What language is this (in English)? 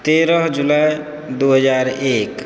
Maithili